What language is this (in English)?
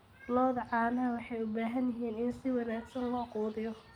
Somali